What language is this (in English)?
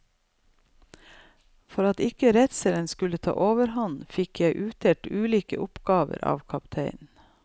Norwegian